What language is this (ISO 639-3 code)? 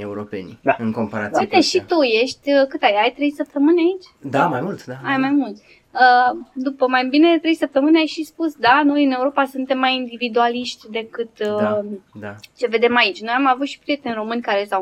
ron